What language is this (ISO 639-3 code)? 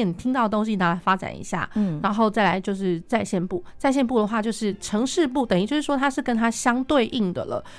zho